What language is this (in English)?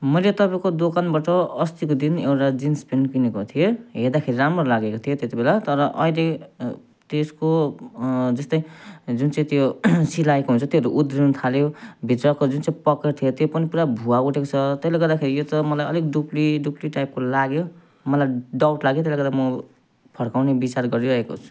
Nepali